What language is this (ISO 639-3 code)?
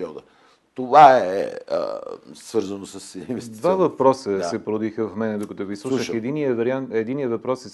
bul